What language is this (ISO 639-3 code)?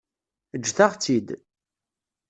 kab